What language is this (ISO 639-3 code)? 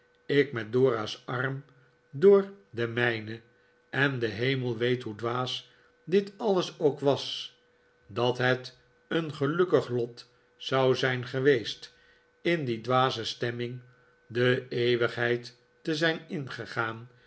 nld